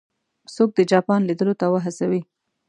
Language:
Pashto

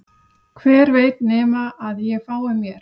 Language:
Icelandic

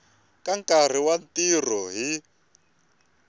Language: Tsonga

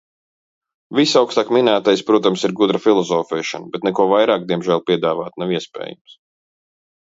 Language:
Latvian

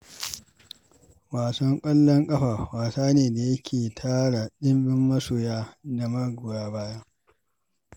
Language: Hausa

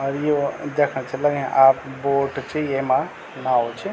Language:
Garhwali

